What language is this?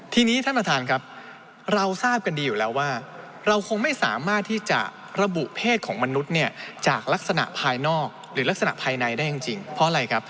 Thai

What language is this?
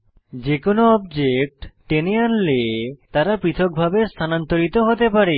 Bangla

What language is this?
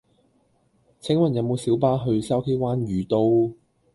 Cantonese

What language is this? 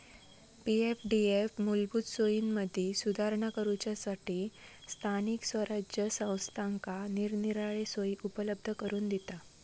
Marathi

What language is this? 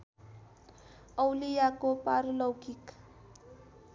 Nepali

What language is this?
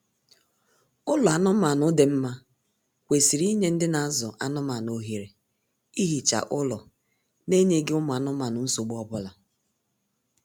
Igbo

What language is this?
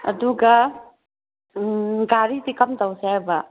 Manipuri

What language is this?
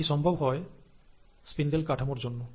Bangla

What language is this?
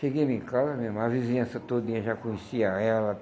Portuguese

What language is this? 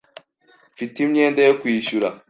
Kinyarwanda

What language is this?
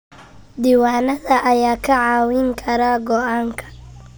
Somali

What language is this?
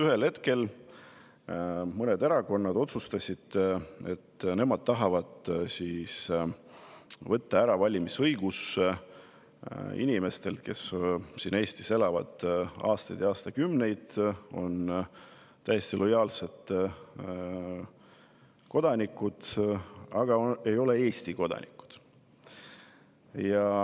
Estonian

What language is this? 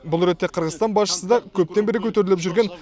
Kazakh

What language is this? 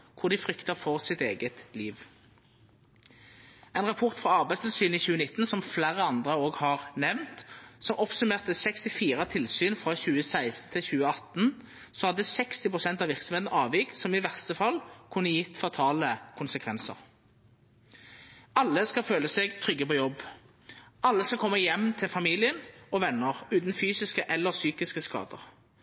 Norwegian Nynorsk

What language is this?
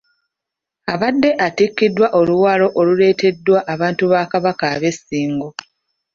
Ganda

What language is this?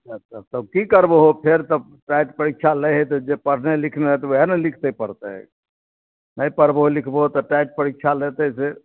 Maithili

